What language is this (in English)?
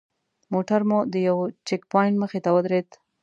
Pashto